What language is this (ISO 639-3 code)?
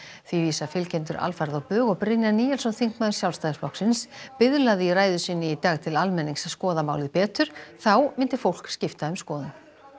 isl